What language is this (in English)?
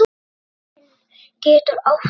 Icelandic